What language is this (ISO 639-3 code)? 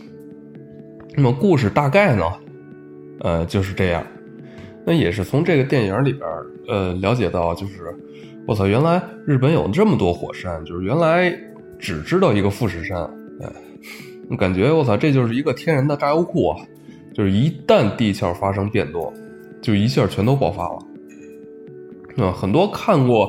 zho